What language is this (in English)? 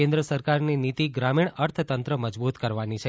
Gujarati